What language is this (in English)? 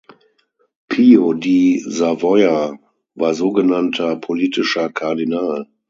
German